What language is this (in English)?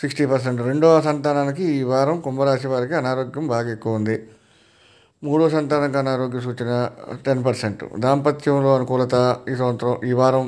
Telugu